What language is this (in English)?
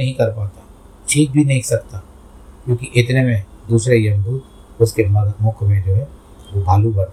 Hindi